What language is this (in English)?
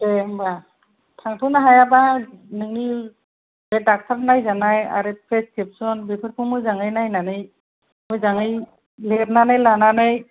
Bodo